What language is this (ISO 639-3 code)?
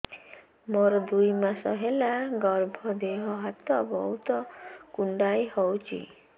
ori